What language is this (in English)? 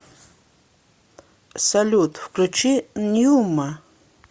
Russian